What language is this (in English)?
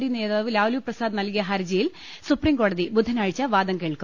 Malayalam